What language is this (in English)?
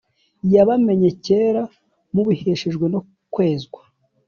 Kinyarwanda